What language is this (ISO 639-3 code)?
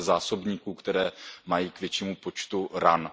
ces